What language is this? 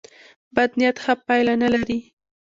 Pashto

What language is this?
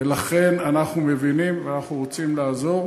Hebrew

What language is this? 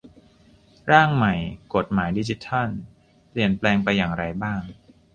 Thai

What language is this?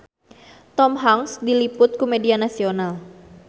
Sundanese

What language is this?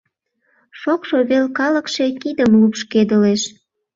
Mari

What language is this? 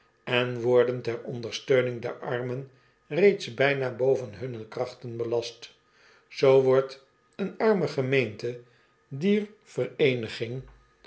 Dutch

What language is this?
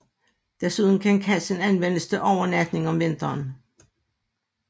Danish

